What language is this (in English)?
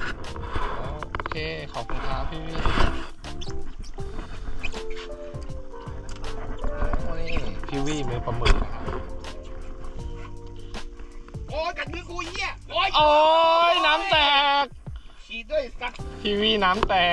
Thai